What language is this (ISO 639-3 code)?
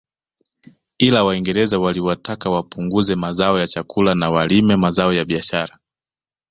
swa